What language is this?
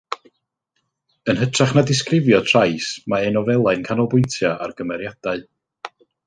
Welsh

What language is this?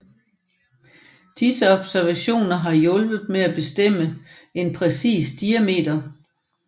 Danish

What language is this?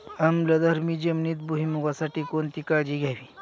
Marathi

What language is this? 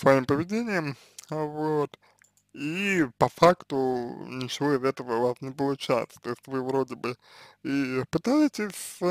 Russian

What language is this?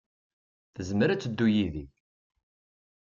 Kabyle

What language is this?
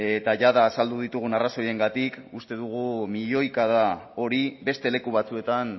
Basque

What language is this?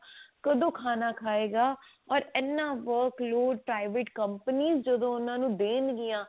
Punjabi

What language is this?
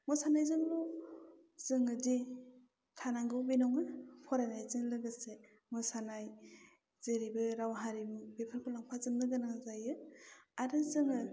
Bodo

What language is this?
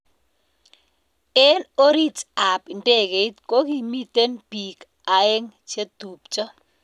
Kalenjin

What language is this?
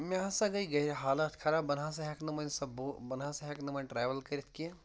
Kashmiri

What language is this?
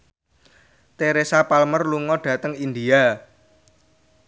Javanese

